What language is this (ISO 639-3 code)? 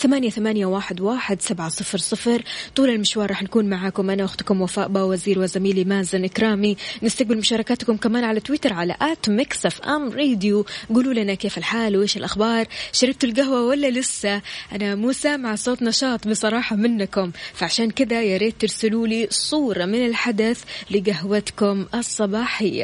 ara